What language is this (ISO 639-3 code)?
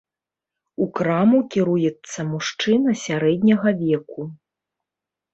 bel